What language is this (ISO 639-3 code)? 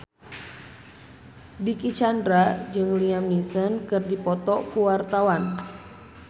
sun